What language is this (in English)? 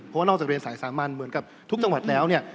Thai